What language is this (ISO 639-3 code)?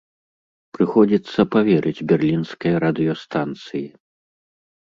bel